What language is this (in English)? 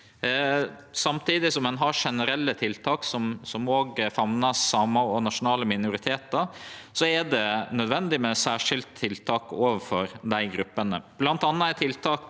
Norwegian